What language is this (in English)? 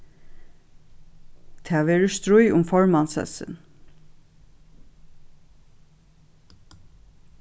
Faroese